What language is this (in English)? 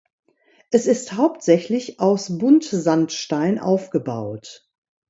German